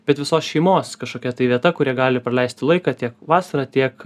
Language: Lithuanian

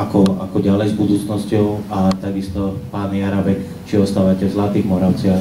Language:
Czech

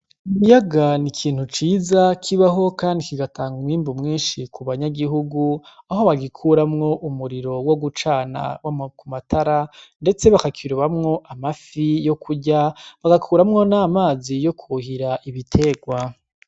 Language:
Rundi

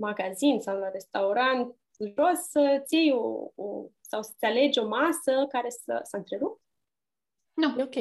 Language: Romanian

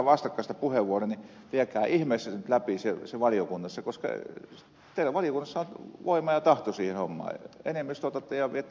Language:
Finnish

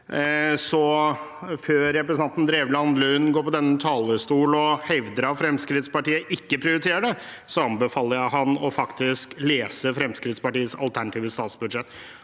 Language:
Norwegian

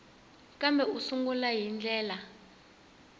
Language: Tsonga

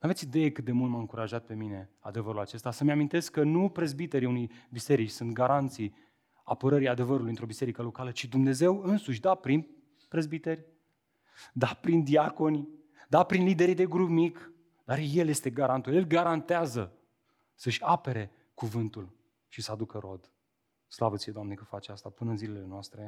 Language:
Romanian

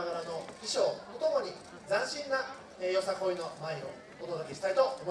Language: Japanese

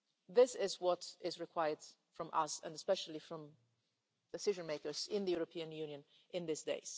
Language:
English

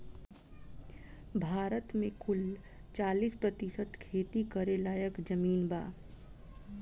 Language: Bhojpuri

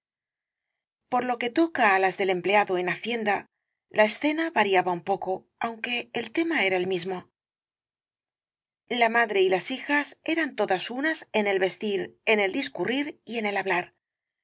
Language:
Spanish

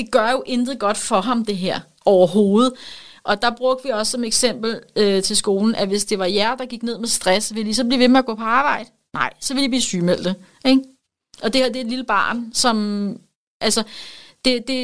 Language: Danish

